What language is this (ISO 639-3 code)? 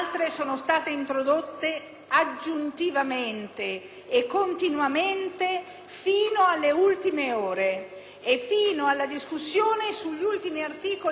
ita